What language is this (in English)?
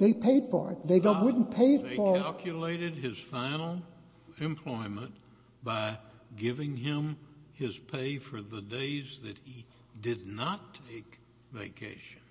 English